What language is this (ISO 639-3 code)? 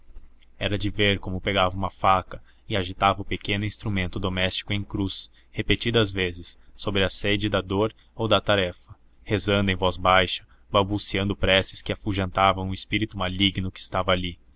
por